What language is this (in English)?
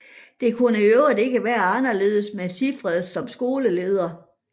Danish